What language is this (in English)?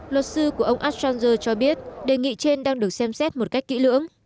Vietnamese